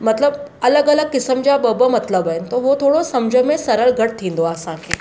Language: Sindhi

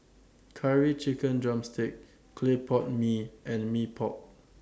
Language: English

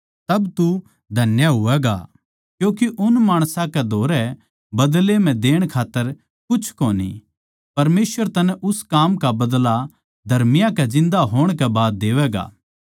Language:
Haryanvi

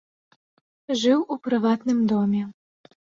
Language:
Belarusian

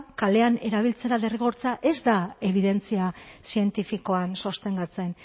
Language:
Basque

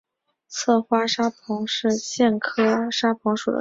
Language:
Chinese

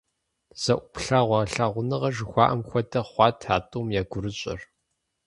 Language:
Kabardian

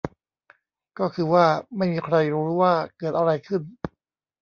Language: Thai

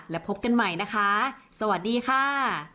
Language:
Thai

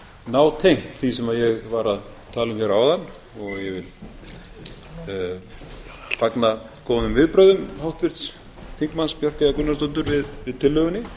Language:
Icelandic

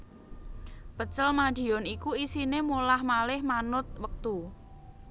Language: Javanese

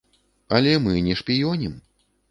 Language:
Belarusian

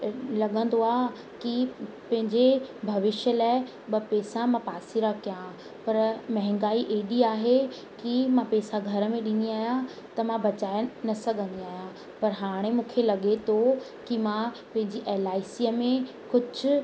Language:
Sindhi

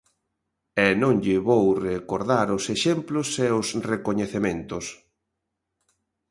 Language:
Galician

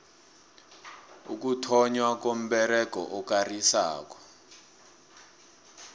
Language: South Ndebele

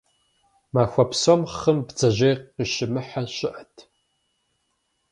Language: Kabardian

